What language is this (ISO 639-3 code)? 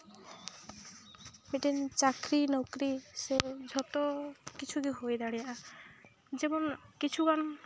sat